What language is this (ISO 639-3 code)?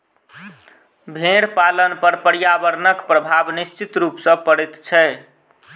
mai